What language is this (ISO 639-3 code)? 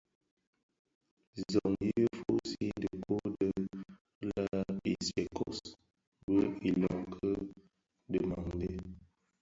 ksf